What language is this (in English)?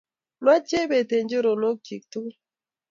Kalenjin